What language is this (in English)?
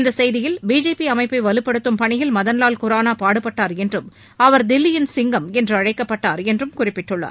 Tamil